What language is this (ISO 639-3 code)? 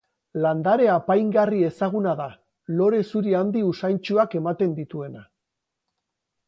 eus